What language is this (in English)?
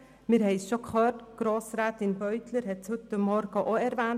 Swiss German